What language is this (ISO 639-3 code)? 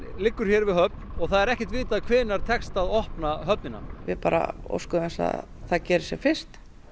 isl